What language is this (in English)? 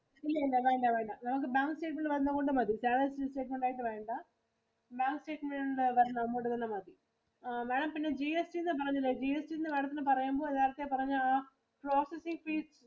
Malayalam